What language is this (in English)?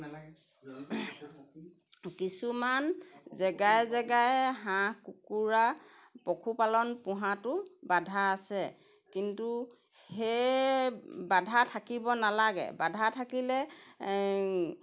Assamese